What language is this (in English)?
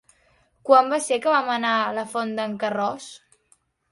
Catalan